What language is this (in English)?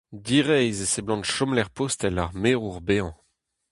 Breton